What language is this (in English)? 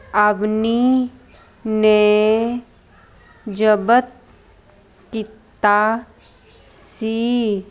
Punjabi